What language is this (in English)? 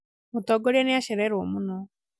Kikuyu